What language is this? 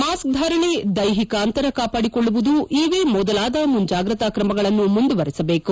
Kannada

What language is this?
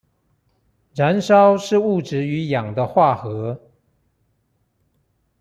Chinese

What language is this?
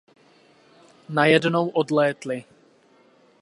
Czech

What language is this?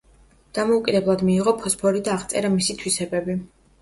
Georgian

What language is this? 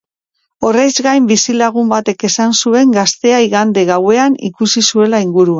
Basque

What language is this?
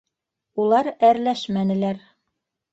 Bashkir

